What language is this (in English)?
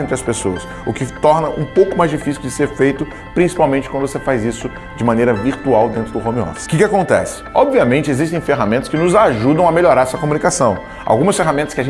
Portuguese